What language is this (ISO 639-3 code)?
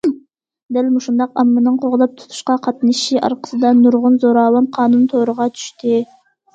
uig